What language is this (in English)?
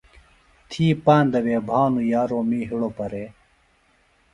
Phalura